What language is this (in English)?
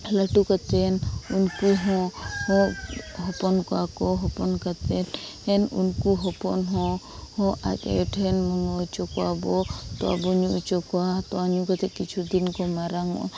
Santali